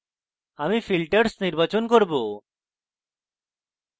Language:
Bangla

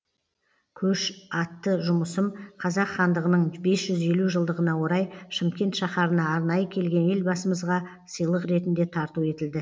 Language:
Kazakh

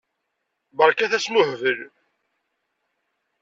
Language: Kabyle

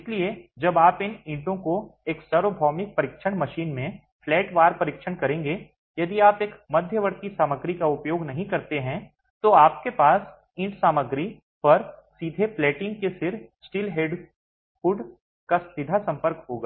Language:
Hindi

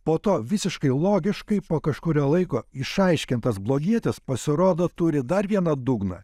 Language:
Lithuanian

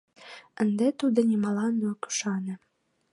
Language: Mari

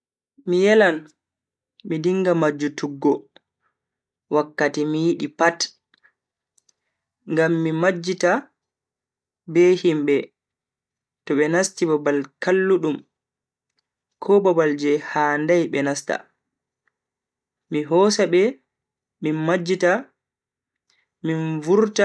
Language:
Bagirmi Fulfulde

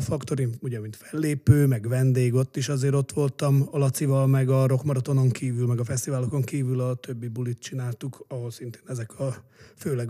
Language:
Hungarian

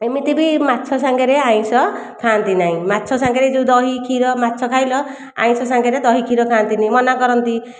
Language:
Odia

